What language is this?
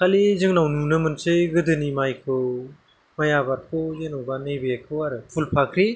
Bodo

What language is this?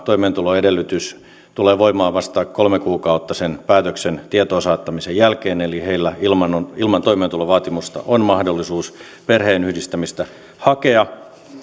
Finnish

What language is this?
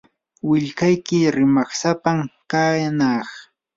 Yanahuanca Pasco Quechua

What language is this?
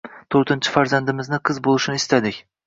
Uzbek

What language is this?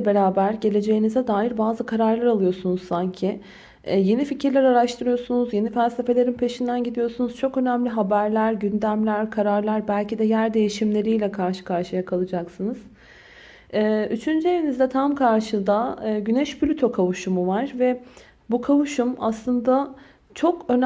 Turkish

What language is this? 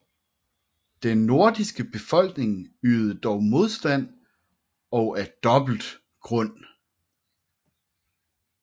Danish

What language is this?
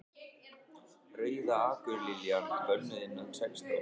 Icelandic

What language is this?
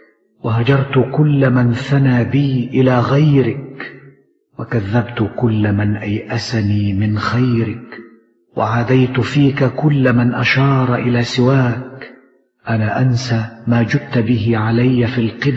Arabic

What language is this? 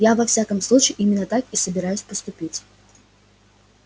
Russian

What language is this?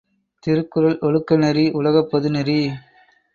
Tamil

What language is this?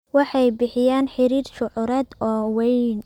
Somali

